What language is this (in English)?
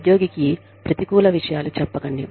Telugu